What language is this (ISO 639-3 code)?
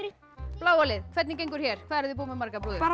isl